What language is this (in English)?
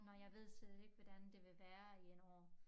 Danish